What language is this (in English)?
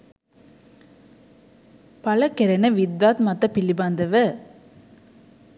Sinhala